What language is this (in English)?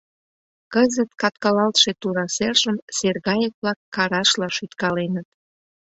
Mari